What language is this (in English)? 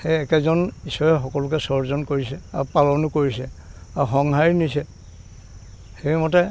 Assamese